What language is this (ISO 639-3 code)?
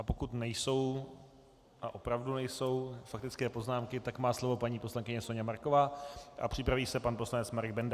ces